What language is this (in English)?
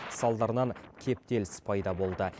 Kazakh